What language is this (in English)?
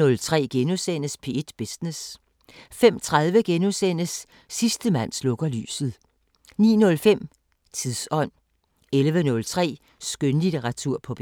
Danish